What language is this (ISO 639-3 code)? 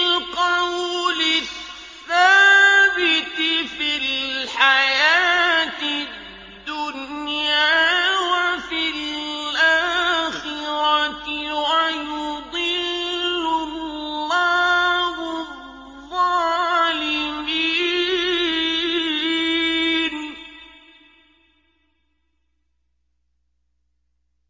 ara